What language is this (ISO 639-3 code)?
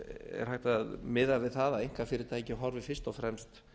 isl